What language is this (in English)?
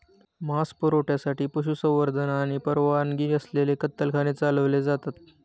Marathi